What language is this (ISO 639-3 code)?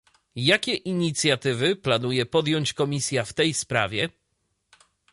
pol